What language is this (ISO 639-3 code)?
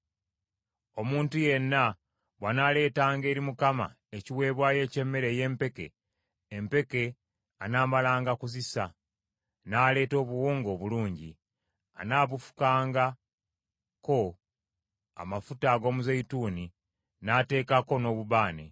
lug